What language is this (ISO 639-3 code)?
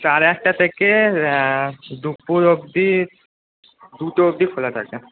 ben